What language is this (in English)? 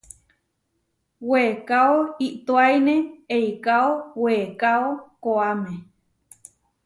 Huarijio